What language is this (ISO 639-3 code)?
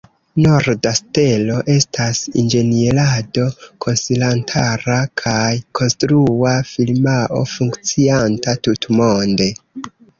epo